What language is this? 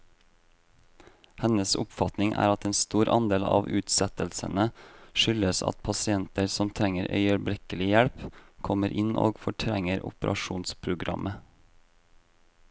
Norwegian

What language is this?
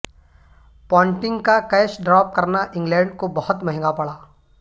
Urdu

